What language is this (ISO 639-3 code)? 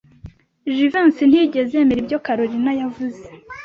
kin